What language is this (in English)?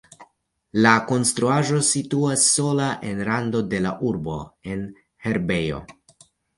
Esperanto